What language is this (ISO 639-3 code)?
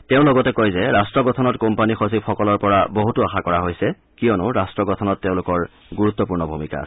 asm